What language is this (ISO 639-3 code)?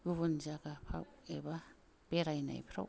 brx